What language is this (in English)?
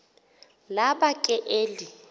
Xhosa